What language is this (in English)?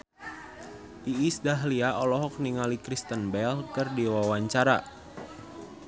Sundanese